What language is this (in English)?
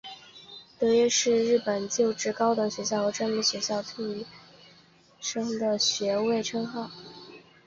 Chinese